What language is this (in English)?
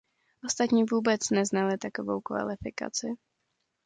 Czech